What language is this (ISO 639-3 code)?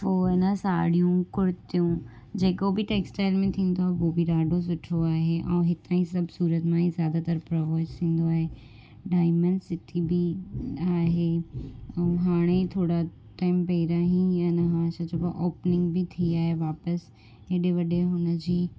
snd